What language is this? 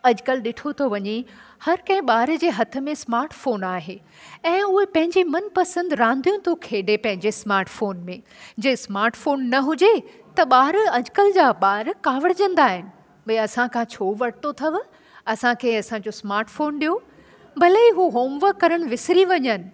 Sindhi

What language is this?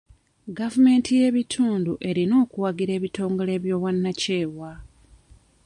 Ganda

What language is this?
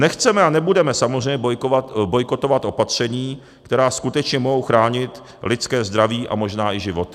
Czech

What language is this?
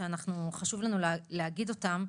Hebrew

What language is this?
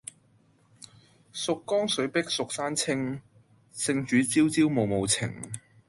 Cantonese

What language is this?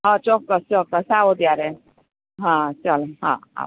Gujarati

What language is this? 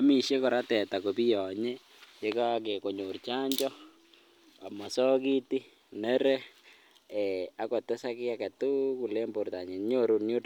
Kalenjin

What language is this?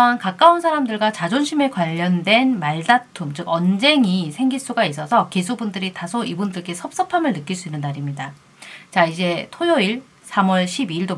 Korean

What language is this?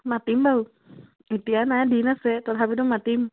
Assamese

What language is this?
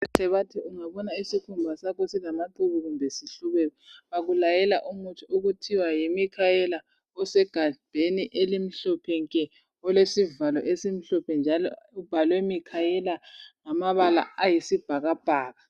North Ndebele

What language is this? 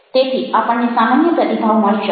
Gujarati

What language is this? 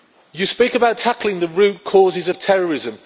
English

